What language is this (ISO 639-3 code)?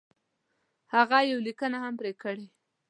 pus